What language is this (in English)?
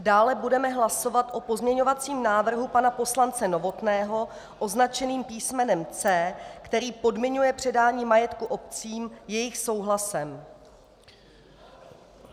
Czech